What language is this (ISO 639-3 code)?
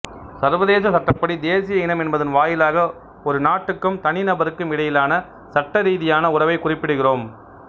tam